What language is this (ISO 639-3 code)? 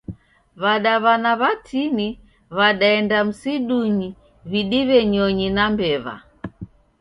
dav